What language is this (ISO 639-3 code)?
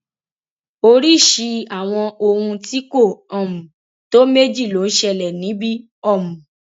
yor